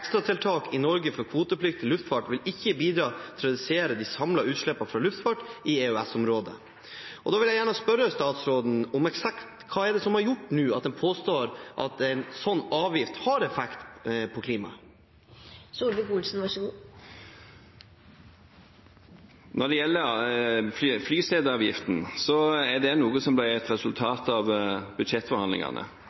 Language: Norwegian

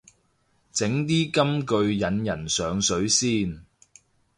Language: Cantonese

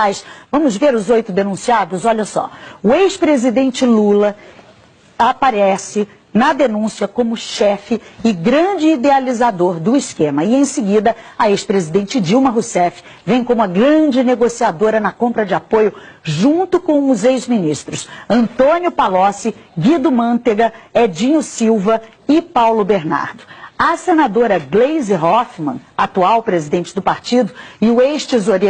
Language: Portuguese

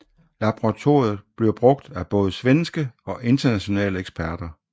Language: Danish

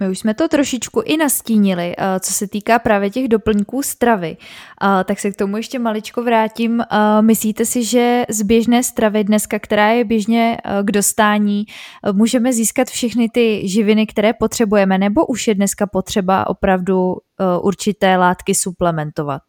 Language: Czech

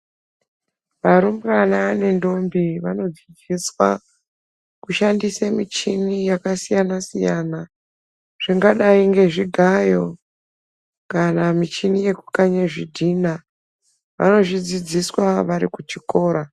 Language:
Ndau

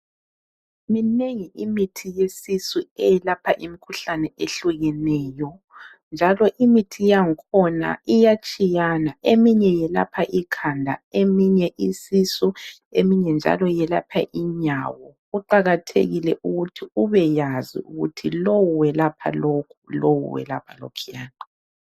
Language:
North Ndebele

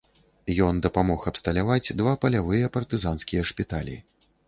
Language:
Belarusian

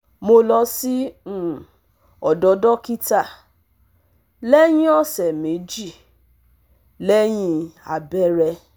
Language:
Yoruba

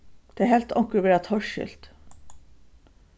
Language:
Faroese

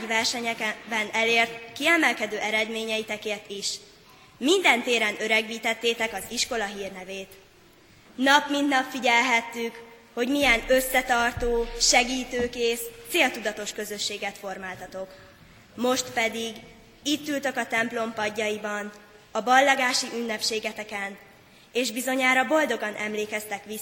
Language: Hungarian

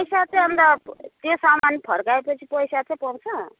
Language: Nepali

